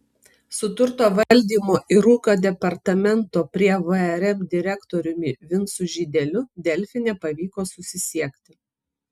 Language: Lithuanian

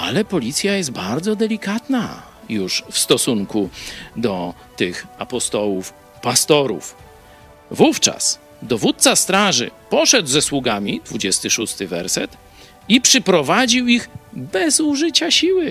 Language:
Polish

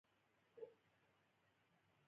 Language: Pashto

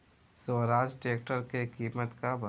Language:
Bhojpuri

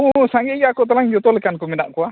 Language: Santali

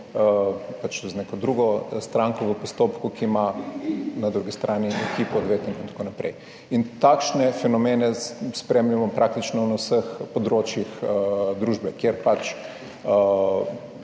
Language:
Slovenian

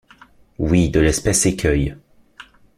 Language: French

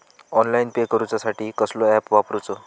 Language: Marathi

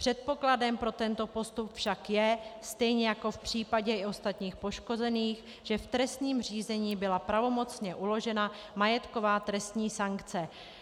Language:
Czech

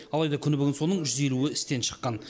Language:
Kazakh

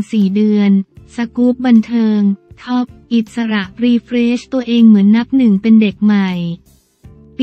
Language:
Thai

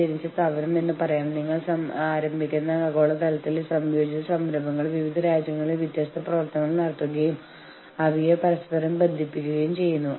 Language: Malayalam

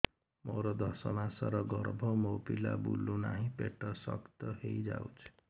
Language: Odia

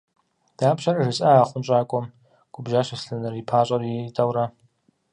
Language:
Kabardian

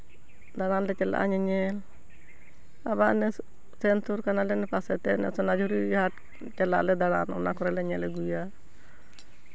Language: Santali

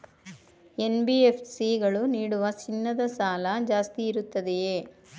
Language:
Kannada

